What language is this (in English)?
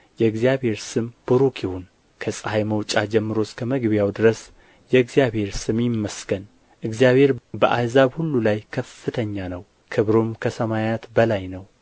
Amharic